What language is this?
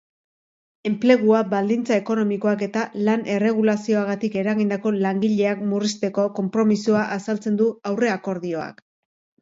Basque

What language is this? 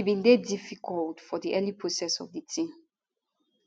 Nigerian Pidgin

